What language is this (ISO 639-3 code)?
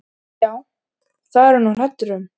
isl